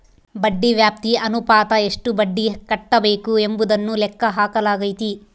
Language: Kannada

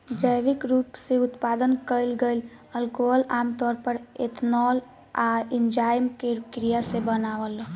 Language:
Bhojpuri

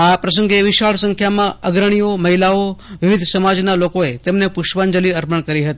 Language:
Gujarati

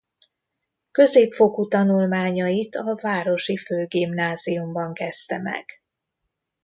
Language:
Hungarian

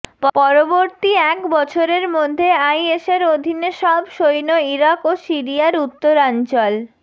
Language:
Bangla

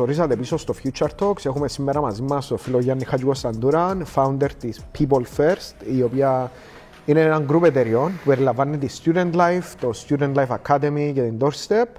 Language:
Greek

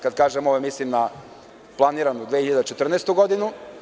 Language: Serbian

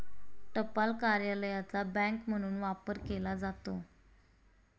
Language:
Marathi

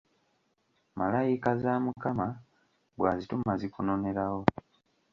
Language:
Ganda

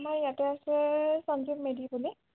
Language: Assamese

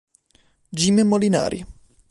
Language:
Italian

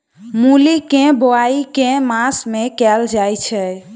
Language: Maithili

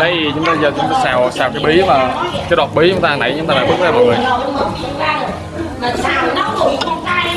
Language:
Vietnamese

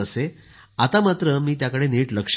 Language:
Marathi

